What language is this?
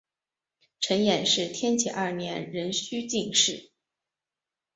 Chinese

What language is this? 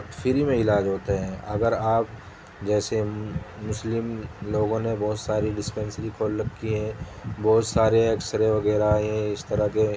Urdu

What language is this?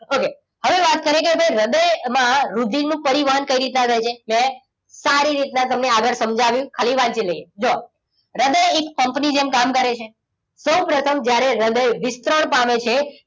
Gujarati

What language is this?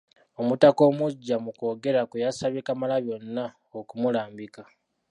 Ganda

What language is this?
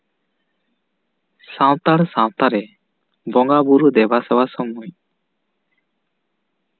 Santali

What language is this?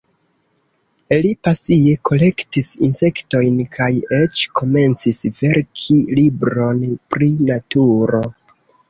Esperanto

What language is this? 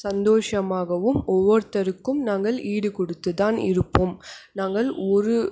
Tamil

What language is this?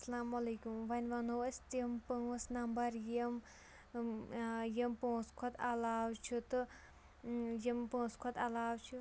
Kashmiri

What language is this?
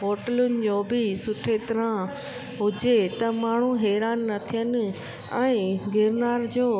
Sindhi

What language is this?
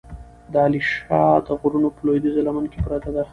Pashto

